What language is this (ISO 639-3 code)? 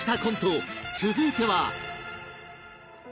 jpn